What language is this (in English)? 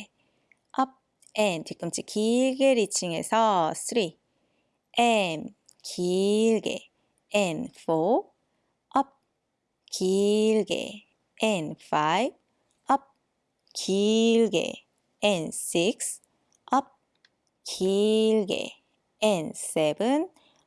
Korean